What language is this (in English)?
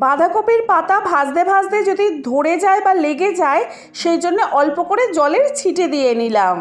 Bangla